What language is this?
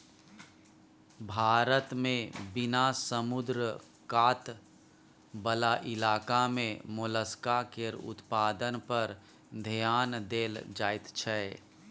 Maithili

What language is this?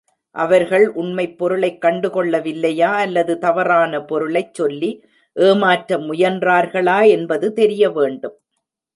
Tamil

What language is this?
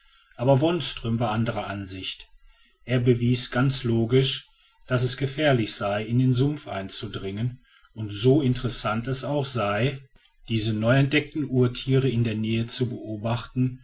German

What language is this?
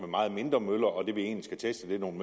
Danish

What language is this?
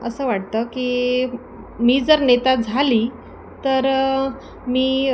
Marathi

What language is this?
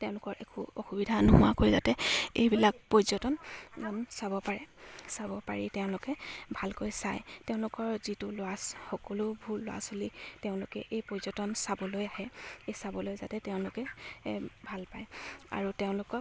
Assamese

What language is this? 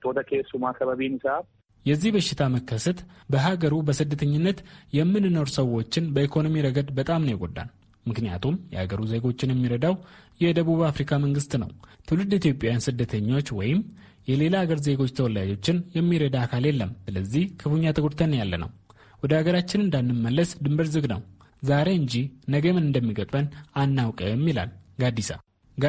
Amharic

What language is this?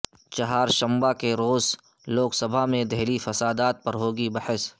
Urdu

